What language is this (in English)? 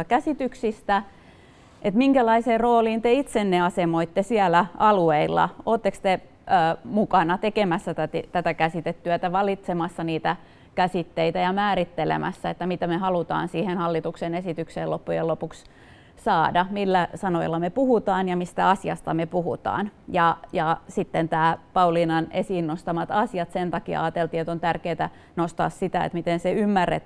Finnish